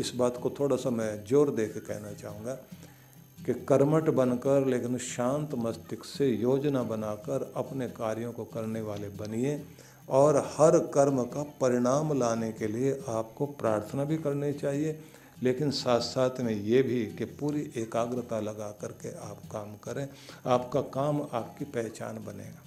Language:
Hindi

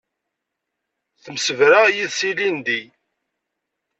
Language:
Kabyle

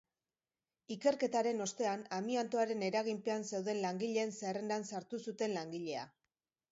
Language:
Basque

